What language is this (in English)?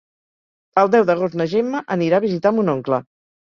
Catalan